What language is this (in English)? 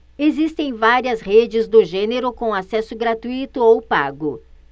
Portuguese